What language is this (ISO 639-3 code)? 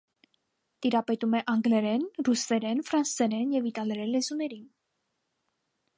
hye